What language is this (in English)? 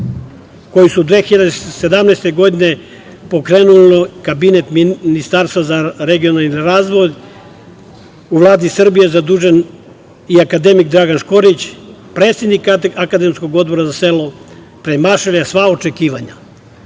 Serbian